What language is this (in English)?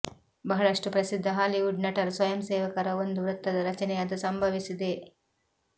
Kannada